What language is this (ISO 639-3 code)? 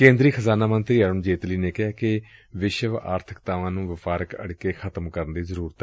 pan